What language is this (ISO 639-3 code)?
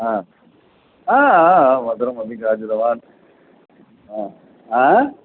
san